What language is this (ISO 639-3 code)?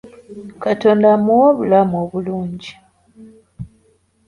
lug